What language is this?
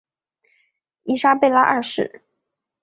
Chinese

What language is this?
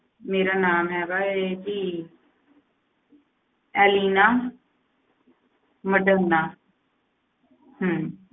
Punjabi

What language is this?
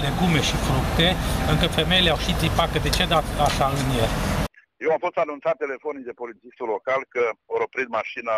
Romanian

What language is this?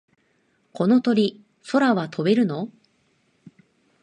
Japanese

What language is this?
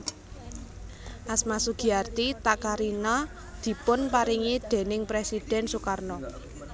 Javanese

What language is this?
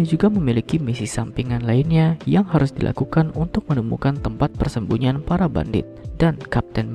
Indonesian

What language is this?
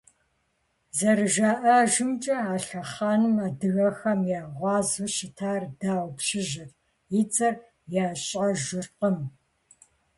Kabardian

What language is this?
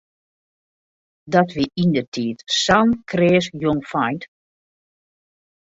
Western Frisian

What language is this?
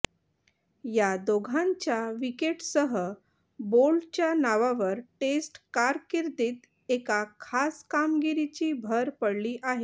Marathi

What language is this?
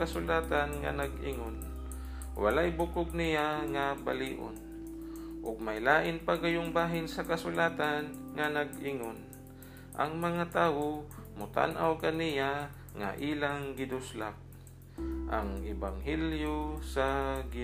Filipino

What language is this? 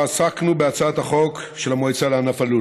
Hebrew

